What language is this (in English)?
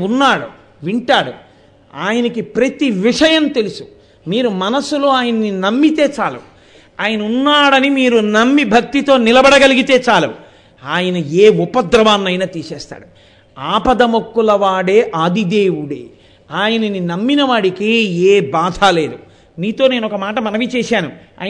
Telugu